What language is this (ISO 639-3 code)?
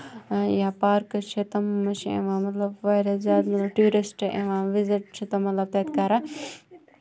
kas